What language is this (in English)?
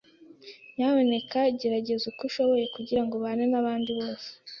Kinyarwanda